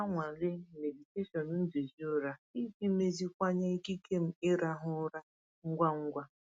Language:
Igbo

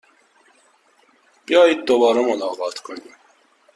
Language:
Persian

